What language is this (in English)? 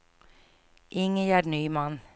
Swedish